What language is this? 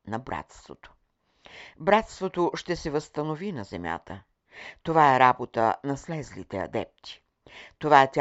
Bulgarian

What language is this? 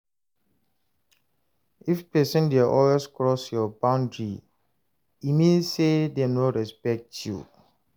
Nigerian Pidgin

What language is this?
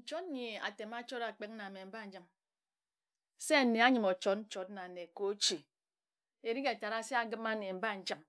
Ejagham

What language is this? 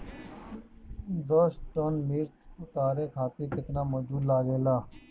Bhojpuri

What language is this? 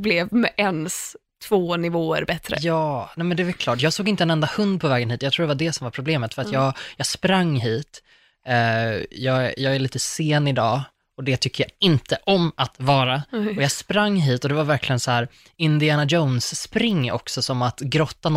Swedish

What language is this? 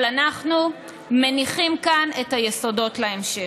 Hebrew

